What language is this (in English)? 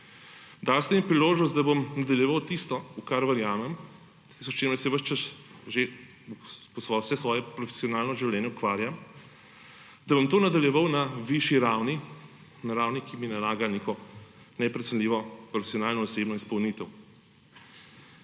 Slovenian